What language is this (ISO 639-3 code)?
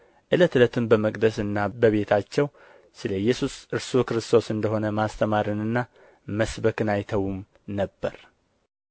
amh